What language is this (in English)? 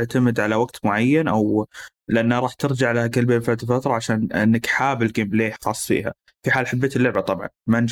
Arabic